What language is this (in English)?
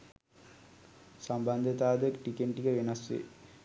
Sinhala